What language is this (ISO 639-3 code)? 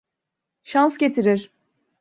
tur